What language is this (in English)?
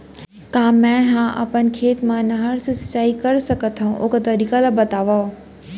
Chhattisgarhi